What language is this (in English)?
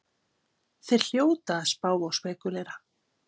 Icelandic